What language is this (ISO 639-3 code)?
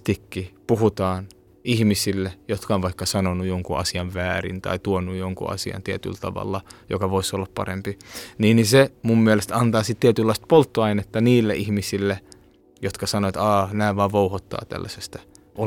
fin